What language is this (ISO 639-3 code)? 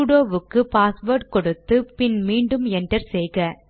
tam